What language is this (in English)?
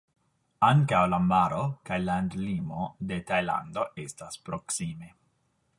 Esperanto